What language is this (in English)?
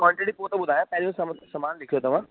Sindhi